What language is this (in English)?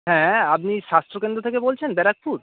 Bangla